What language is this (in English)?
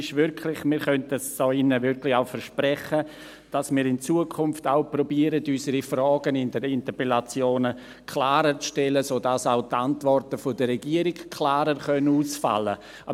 Swiss German